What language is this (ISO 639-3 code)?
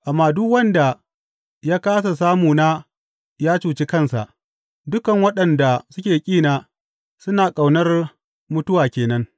hau